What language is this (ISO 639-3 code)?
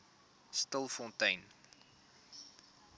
afr